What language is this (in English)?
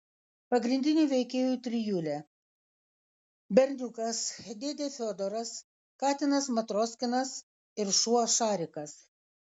Lithuanian